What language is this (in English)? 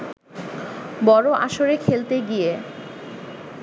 Bangla